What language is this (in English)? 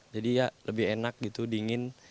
Indonesian